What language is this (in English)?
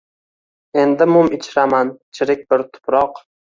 Uzbek